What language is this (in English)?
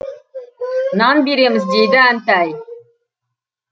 Kazakh